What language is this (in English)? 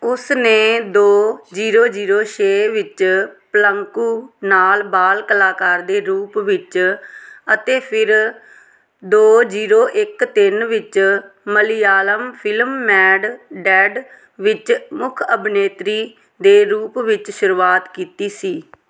Punjabi